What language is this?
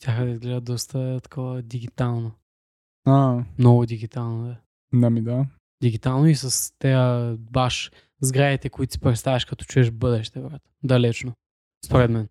Bulgarian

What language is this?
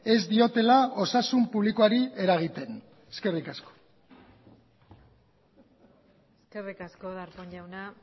Basque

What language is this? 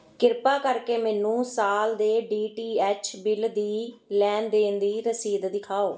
Punjabi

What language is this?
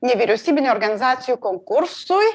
Lithuanian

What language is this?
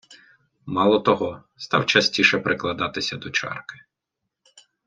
Ukrainian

